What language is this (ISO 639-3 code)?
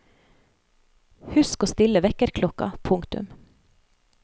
nor